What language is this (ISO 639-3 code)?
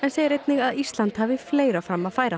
isl